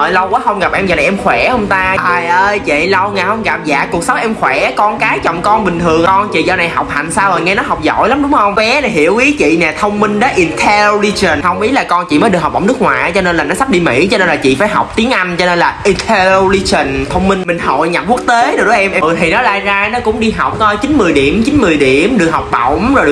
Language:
Vietnamese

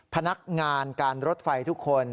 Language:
Thai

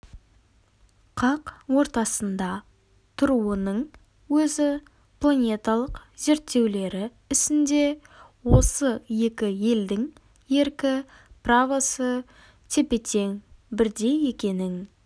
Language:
Kazakh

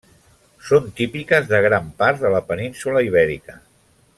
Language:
Catalan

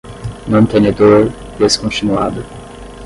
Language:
Portuguese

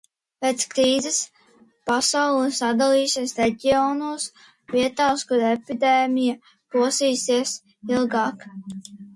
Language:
Latvian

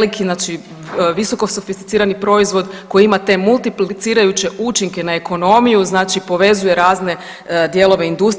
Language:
Croatian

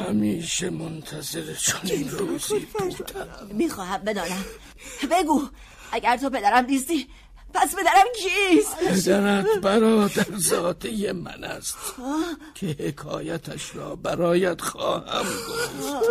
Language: Persian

